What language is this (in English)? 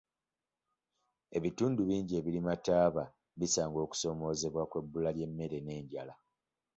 Ganda